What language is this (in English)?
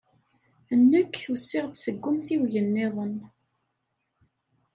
Kabyle